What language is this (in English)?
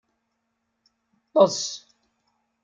Kabyle